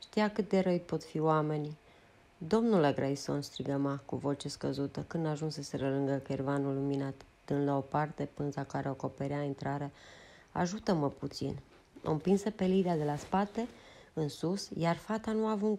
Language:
Romanian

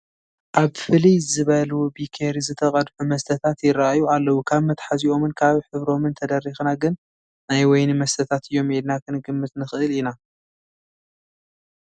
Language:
Tigrinya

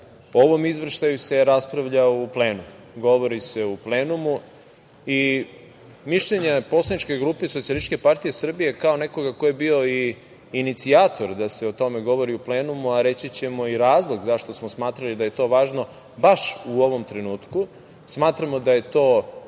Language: Serbian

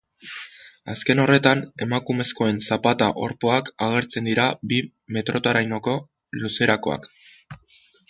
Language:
Basque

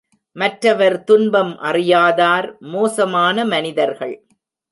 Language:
Tamil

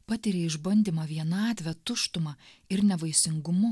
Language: Lithuanian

